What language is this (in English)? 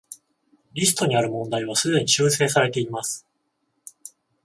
Japanese